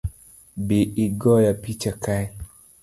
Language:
Luo (Kenya and Tanzania)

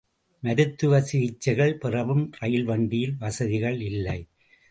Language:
Tamil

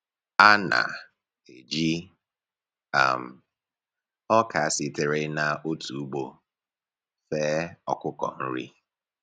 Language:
Igbo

